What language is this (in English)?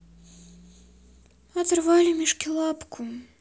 Russian